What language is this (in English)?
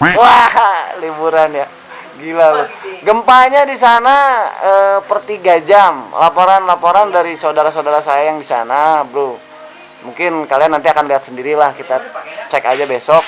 Indonesian